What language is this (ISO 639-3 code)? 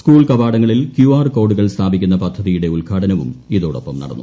mal